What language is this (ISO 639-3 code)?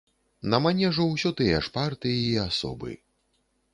bel